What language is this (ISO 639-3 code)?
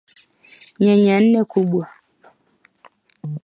swa